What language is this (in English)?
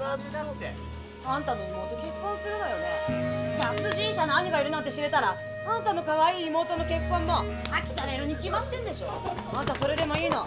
Japanese